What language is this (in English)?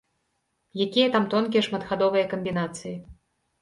Belarusian